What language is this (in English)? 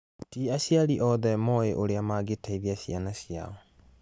Kikuyu